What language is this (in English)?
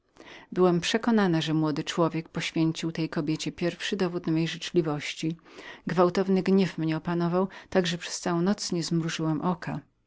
Polish